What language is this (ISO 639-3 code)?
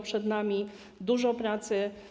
pol